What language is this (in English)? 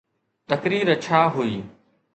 Sindhi